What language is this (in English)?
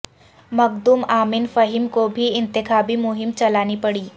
Urdu